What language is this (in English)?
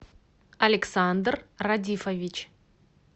Russian